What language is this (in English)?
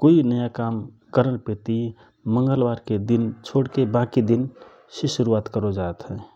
Rana Tharu